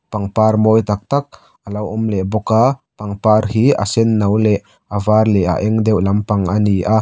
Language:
Mizo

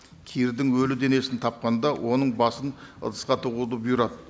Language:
Kazakh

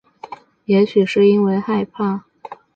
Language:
Chinese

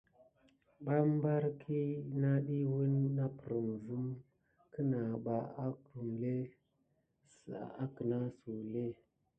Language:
Gidar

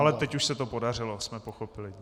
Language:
Czech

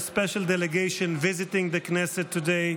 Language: Hebrew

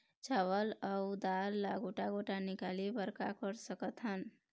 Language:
Chhattisgarhi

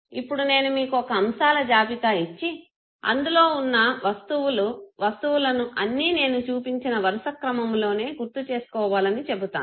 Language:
Telugu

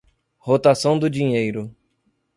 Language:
Portuguese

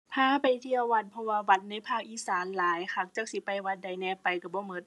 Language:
Thai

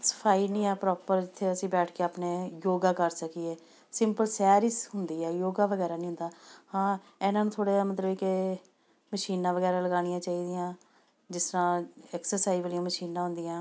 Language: Punjabi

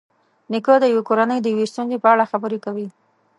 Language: Pashto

